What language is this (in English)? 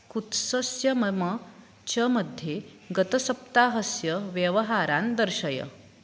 Sanskrit